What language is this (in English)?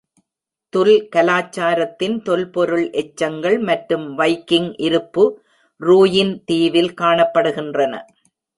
Tamil